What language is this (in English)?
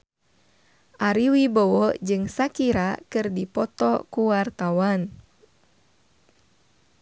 Sundanese